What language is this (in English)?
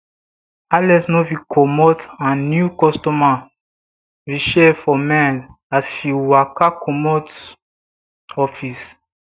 Nigerian Pidgin